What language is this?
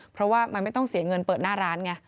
Thai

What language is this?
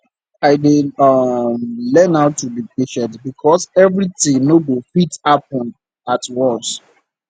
Nigerian Pidgin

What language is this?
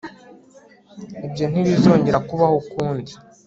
Kinyarwanda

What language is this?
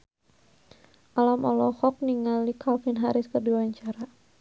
Sundanese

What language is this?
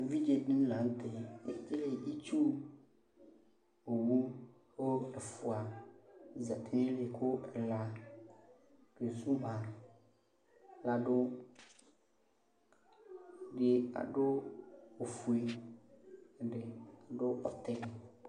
Ikposo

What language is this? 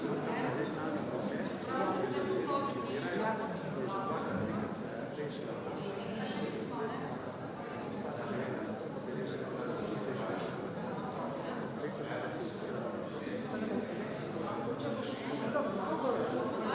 Slovenian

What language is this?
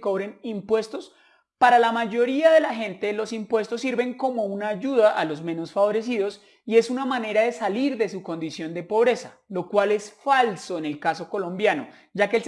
Spanish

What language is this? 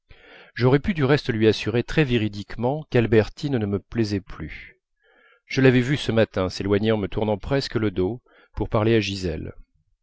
French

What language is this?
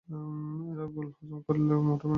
Bangla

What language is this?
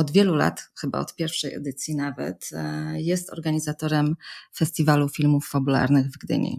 Polish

